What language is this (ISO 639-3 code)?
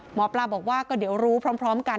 tha